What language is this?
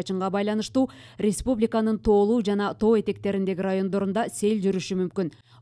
Turkish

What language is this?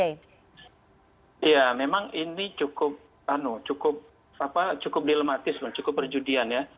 Indonesian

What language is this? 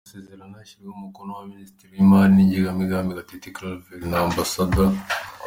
Kinyarwanda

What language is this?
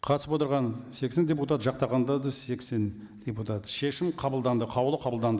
Kazakh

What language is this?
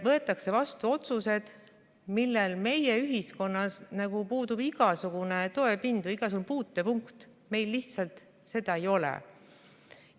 Estonian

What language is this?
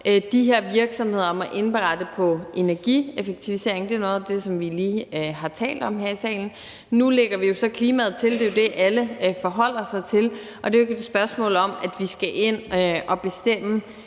Danish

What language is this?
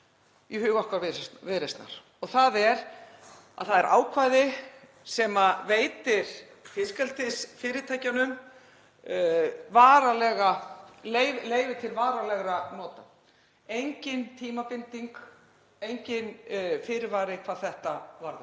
Icelandic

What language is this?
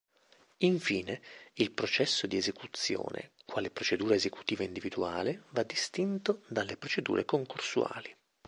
Italian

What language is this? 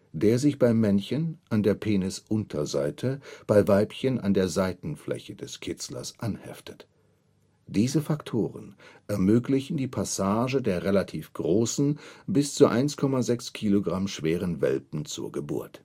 German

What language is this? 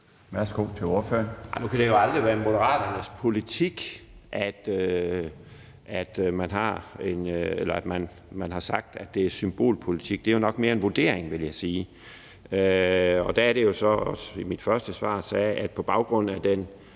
Danish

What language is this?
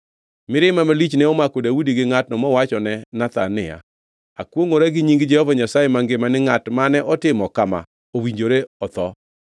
Luo (Kenya and Tanzania)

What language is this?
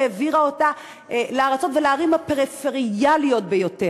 Hebrew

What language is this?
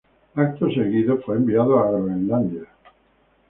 Spanish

